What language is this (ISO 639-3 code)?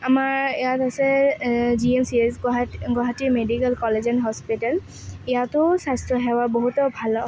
asm